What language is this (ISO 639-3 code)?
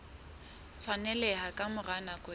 sot